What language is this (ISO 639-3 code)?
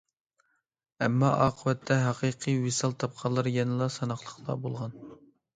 uig